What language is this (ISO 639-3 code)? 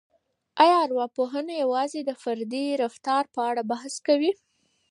pus